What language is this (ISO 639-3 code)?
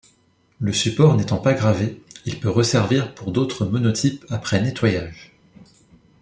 fra